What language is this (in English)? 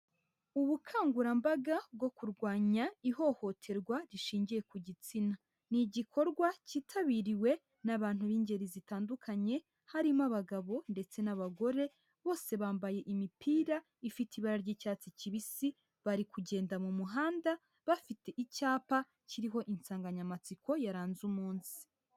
Kinyarwanda